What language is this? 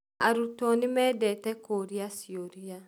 Kikuyu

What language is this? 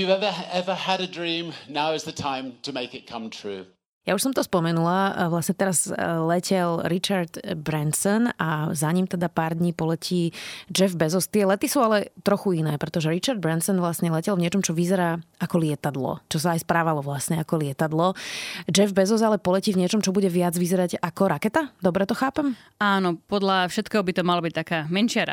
Slovak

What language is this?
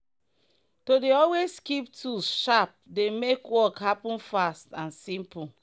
Nigerian Pidgin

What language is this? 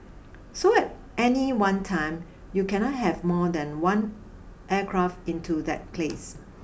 English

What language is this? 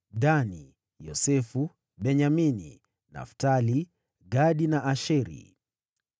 Swahili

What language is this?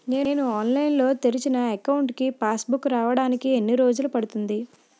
Telugu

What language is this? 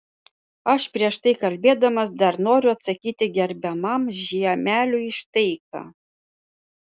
Lithuanian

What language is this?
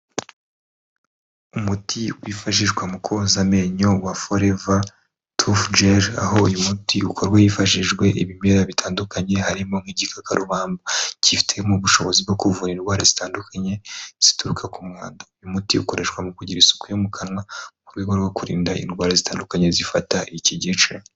Kinyarwanda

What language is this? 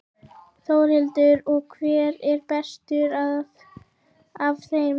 Icelandic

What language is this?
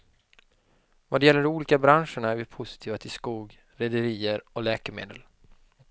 Swedish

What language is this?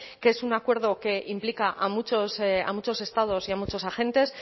Spanish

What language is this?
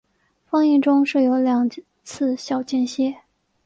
Chinese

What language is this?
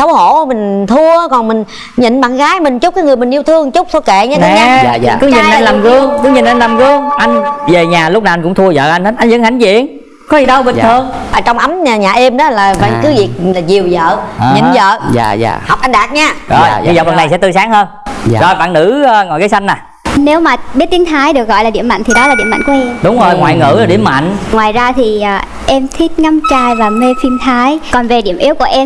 Vietnamese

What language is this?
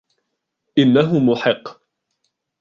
Arabic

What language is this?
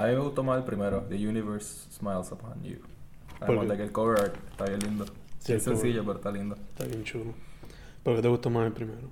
Spanish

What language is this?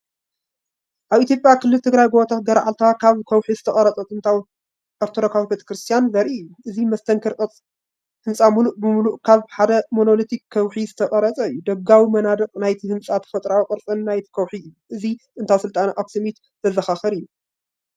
Tigrinya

